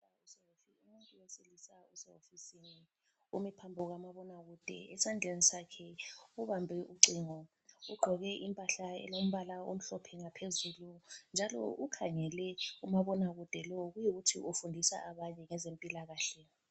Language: North Ndebele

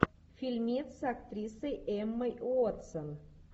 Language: Russian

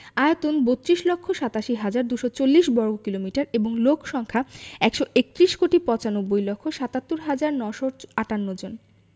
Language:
Bangla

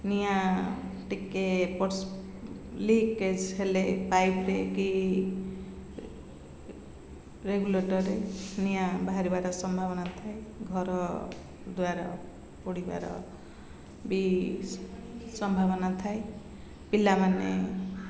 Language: Odia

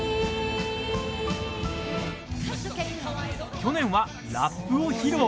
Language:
Japanese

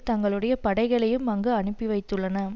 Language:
Tamil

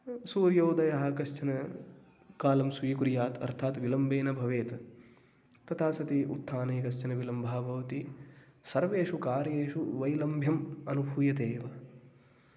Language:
Sanskrit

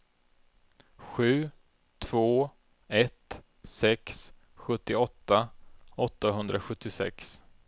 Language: Swedish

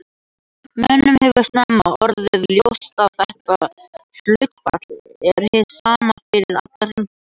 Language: Icelandic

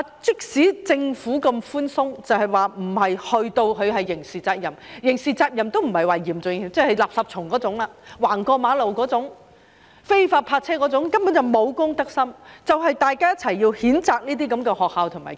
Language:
Cantonese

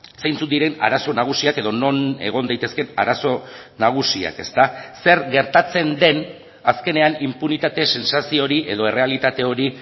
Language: Basque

